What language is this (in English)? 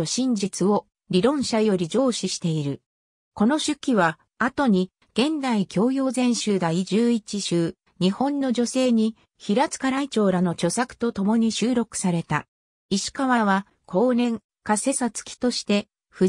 Japanese